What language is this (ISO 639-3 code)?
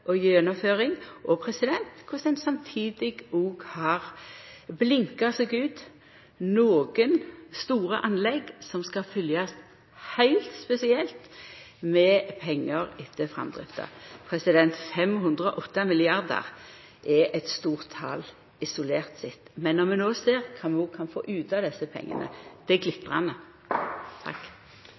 nno